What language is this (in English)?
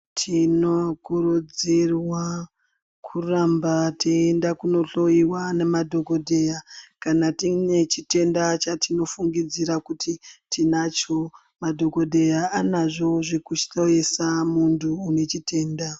Ndau